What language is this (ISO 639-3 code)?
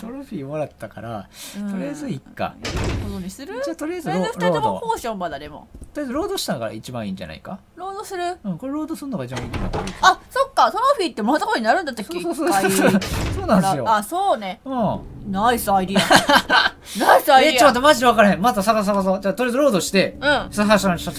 jpn